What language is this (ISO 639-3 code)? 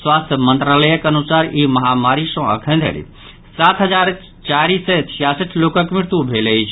mai